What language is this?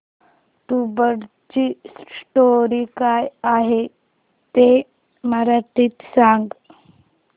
Marathi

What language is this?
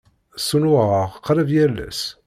Kabyle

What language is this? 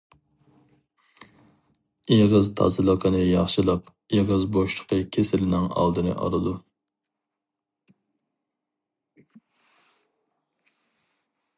Uyghur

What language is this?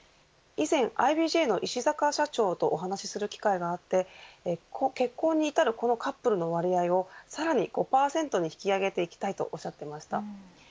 Japanese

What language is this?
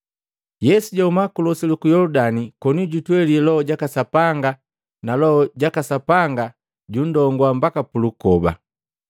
Matengo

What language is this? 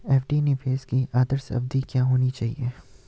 Hindi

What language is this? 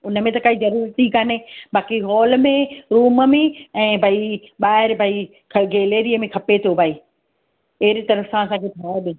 Sindhi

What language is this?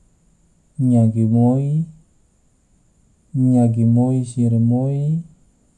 Tidore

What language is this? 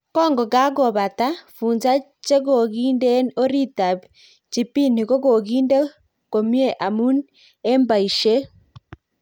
Kalenjin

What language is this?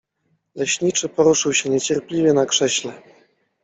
Polish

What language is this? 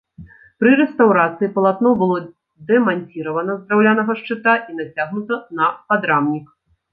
Belarusian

